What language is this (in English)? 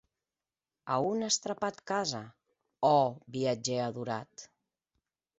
Occitan